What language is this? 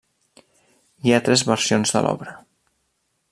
Catalan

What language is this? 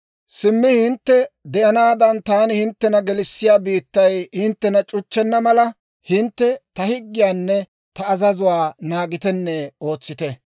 Dawro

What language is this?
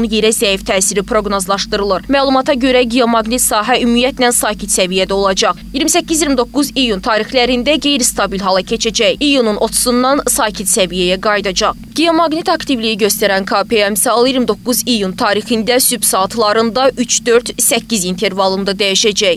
Turkish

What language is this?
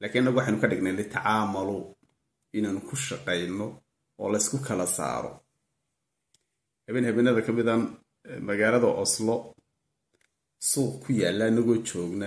Arabic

